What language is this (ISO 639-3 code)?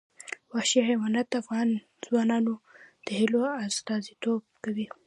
pus